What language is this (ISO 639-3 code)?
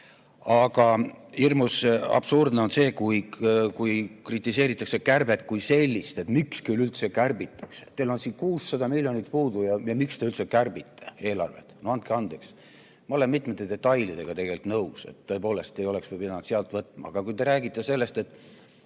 est